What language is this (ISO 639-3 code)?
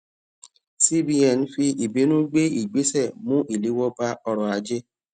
yor